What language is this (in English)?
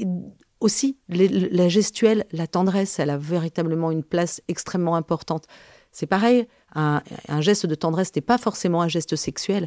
French